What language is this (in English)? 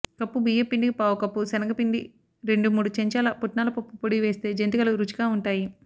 Telugu